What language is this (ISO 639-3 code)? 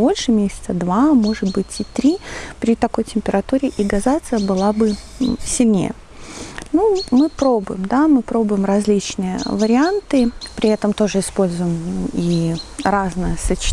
rus